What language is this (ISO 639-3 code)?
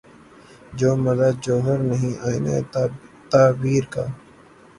urd